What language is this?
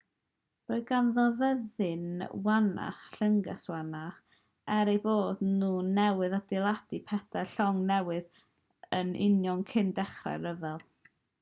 Welsh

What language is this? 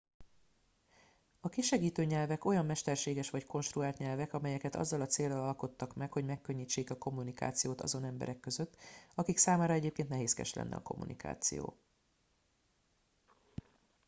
Hungarian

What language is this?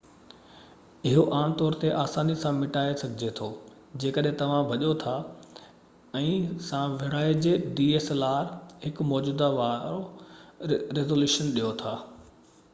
Sindhi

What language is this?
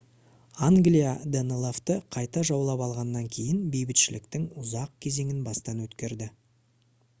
Kazakh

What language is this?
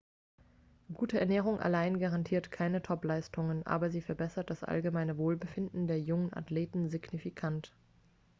German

